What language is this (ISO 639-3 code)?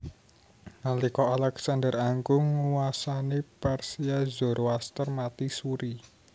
jav